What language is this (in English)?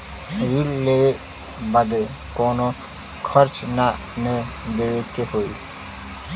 Bhojpuri